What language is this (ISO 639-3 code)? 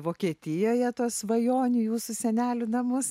lit